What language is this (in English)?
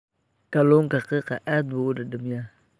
Somali